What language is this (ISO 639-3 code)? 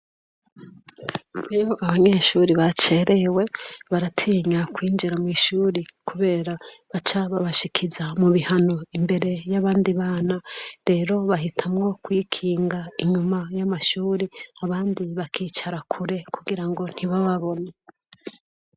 run